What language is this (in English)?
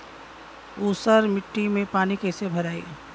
Bhojpuri